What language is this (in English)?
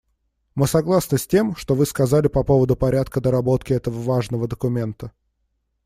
Russian